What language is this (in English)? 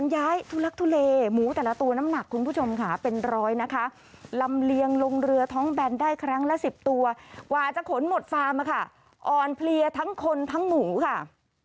Thai